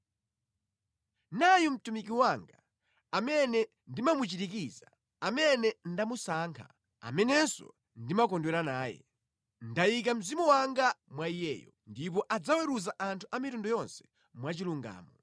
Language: Nyanja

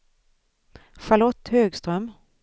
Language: Swedish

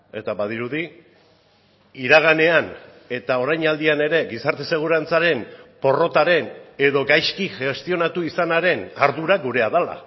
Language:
Basque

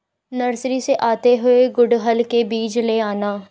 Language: Hindi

